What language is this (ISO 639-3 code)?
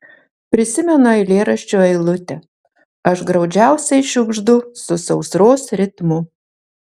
lit